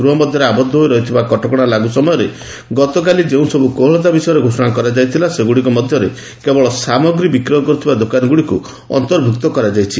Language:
Odia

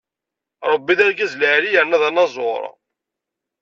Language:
Kabyle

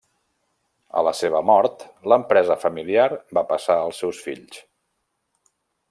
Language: Catalan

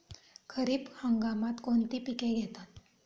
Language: Marathi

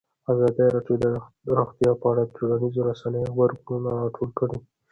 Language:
Pashto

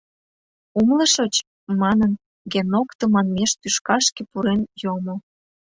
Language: Mari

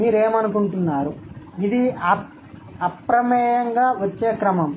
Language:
Telugu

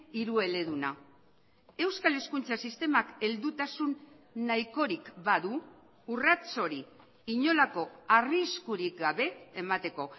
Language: Basque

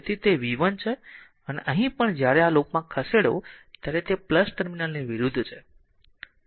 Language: Gujarati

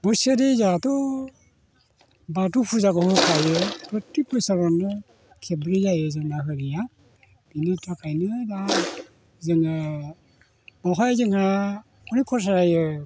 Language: Bodo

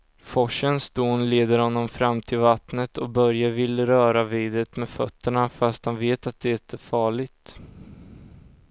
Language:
Swedish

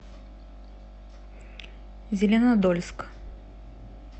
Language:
Russian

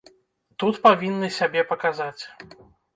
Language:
Belarusian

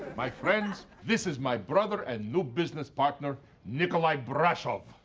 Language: English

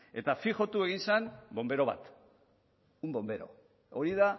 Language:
Basque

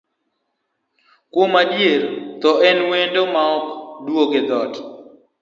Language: Luo (Kenya and Tanzania)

